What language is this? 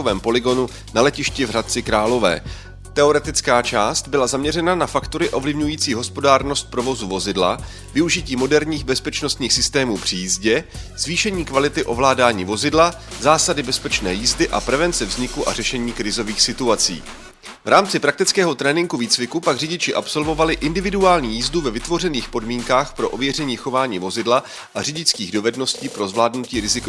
Czech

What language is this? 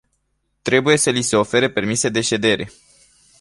Romanian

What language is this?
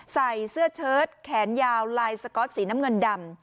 Thai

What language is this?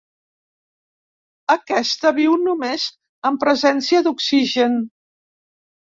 Catalan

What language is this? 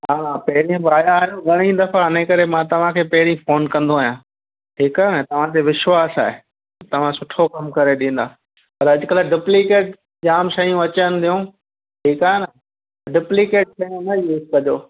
Sindhi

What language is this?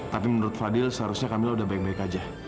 Indonesian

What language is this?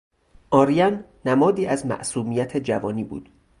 Persian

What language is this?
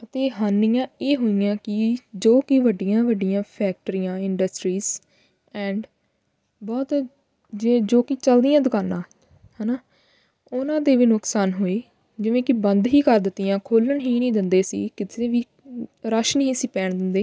Punjabi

